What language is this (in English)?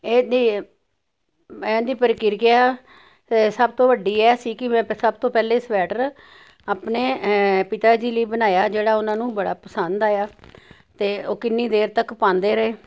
Punjabi